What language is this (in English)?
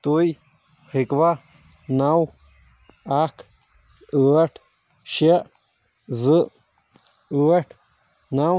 Kashmiri